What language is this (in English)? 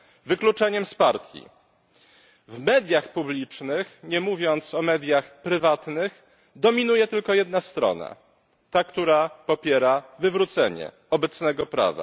Polish